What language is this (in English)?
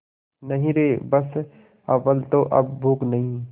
Hindi